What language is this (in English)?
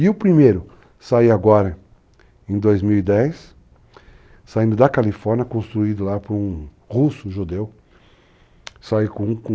Portuguese